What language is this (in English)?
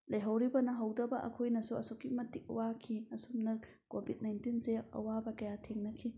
Manipuri